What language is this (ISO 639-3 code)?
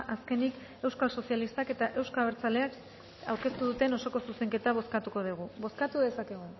eus